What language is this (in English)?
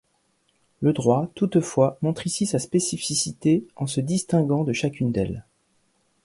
French